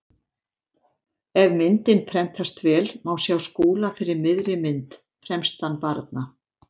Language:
Icelandic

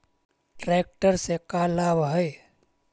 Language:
Magahi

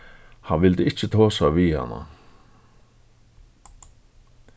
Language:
Faroese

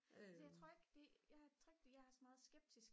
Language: Danish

